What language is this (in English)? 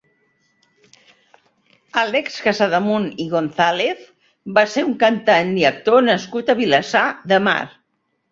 Catalan